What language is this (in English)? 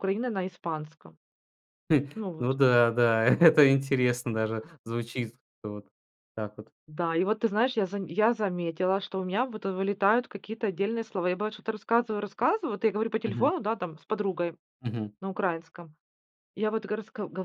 Russian